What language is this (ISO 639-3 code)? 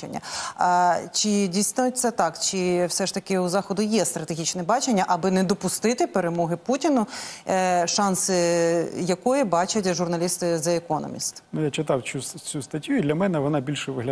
ukr